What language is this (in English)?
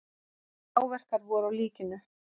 Icelandic